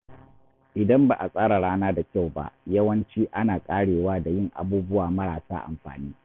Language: Hausa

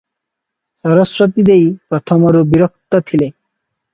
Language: Odia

